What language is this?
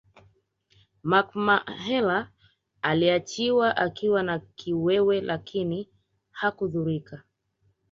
Swahili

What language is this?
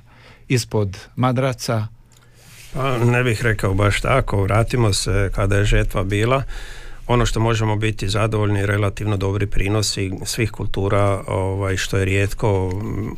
Croatian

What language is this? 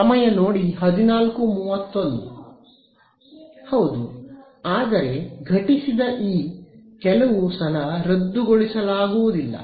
Kannada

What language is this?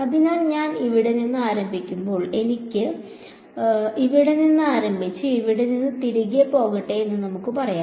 Malayalam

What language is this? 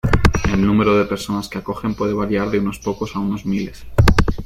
Spanish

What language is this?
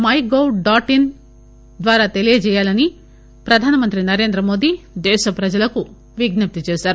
Telugu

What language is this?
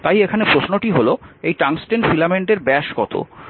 Bangla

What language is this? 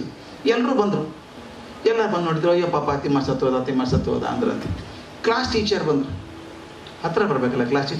Romanian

